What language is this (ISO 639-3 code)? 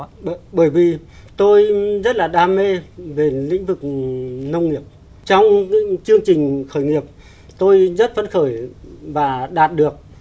vie